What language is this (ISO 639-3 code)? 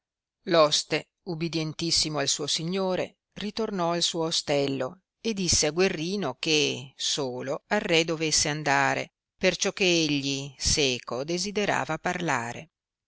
ita